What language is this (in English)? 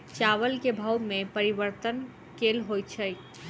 Maithili